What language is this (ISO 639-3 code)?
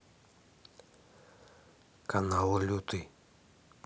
rus